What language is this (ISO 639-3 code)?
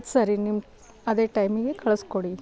kan